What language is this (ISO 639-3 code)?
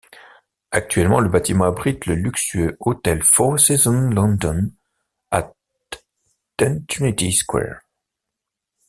fra